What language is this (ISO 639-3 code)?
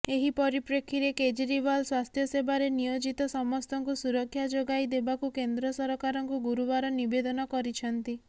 ori